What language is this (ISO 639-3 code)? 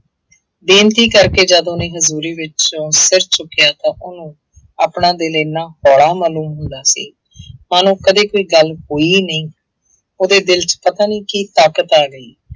pan